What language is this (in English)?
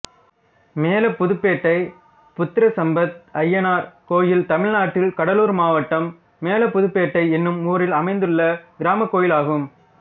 Tamil